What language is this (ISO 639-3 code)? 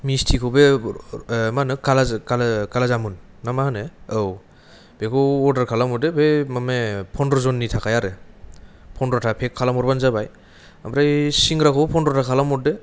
brx